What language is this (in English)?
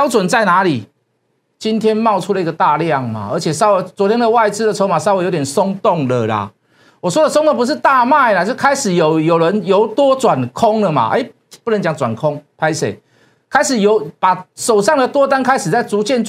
Chinese